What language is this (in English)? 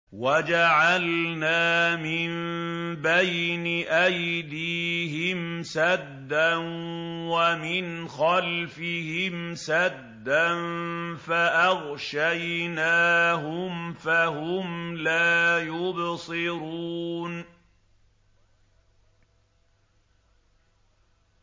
Arabic